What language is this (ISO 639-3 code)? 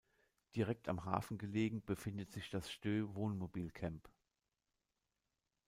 deu